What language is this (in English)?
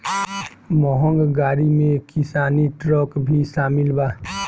Bhojpuri